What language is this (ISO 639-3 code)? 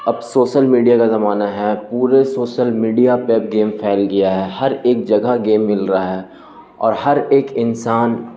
urd